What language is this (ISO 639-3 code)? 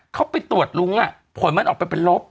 tha